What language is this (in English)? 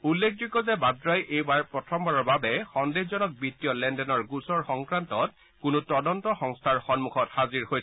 Assamese